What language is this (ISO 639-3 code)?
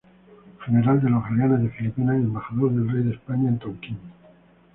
spa